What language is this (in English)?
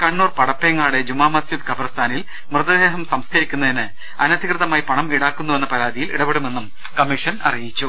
Malayalam